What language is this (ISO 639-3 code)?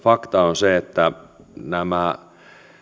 fin